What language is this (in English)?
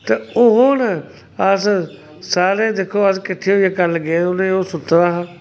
Dogri